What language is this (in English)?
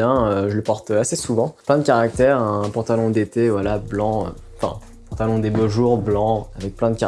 French